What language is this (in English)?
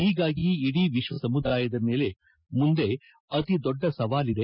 Kannada